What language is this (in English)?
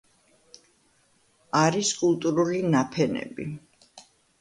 Georgian